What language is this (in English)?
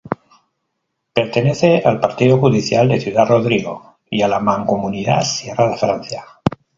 Spanish